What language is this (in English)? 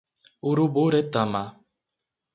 Portuguese